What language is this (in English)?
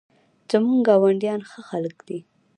Pashto